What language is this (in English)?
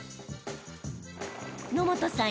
Japanese